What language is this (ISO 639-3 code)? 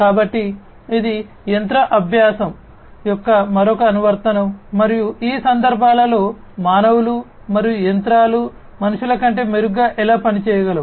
tel